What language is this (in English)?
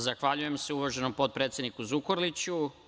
Serbian